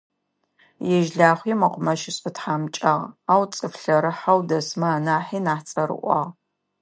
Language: Adyghe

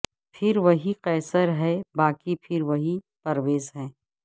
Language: Urdu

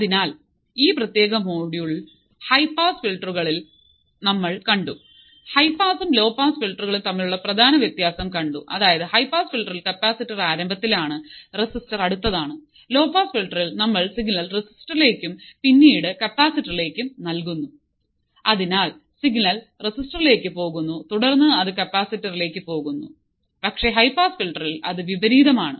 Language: Malayalam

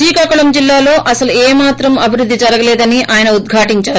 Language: Telugu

